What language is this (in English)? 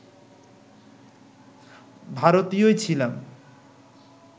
Bangla